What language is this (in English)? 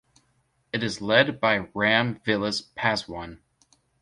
English